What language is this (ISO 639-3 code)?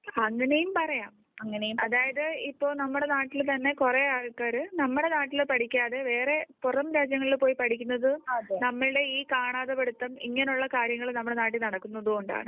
mal